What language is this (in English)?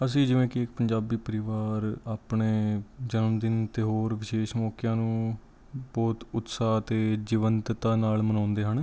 Punjabi